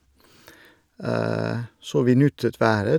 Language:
Norwegian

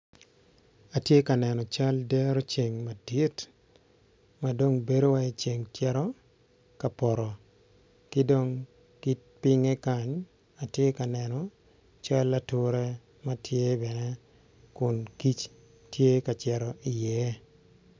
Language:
Acoli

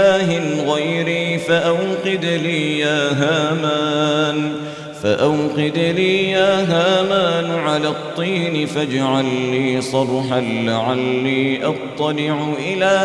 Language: Arabic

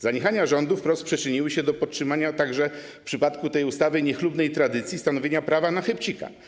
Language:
Polish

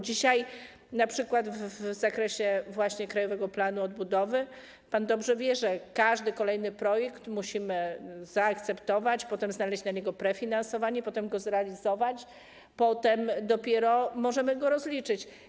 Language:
Polish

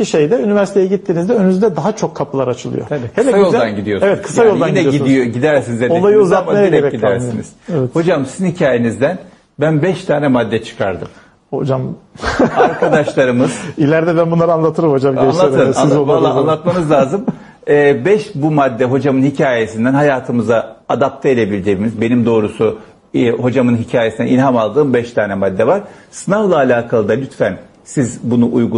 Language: Turkish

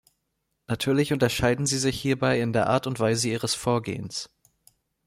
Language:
German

